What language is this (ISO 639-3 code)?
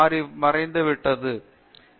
tam